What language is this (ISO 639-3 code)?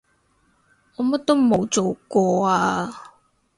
yue